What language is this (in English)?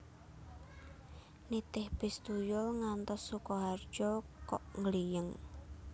Javanese